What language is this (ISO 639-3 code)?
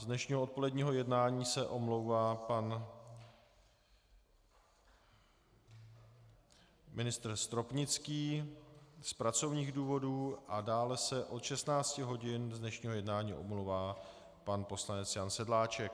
ces